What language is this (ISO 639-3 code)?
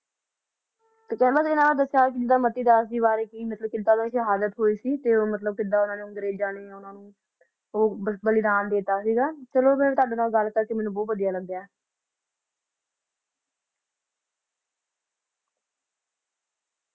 pan